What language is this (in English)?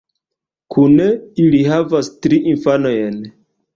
Esperanto